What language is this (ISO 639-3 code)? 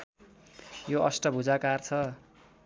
nep